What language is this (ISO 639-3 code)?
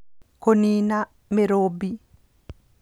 kik